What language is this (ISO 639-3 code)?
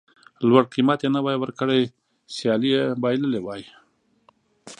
pus